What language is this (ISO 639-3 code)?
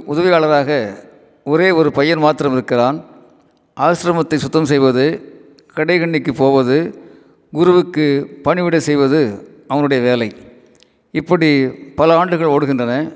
tam